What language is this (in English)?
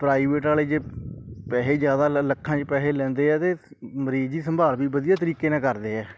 Punjabi